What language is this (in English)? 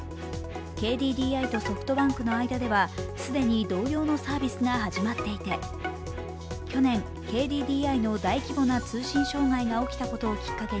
Japanese